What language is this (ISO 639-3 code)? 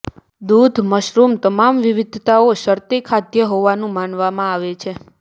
guj